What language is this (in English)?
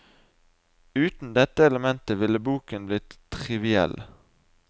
Norwegian